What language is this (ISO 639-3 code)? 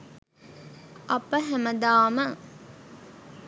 sin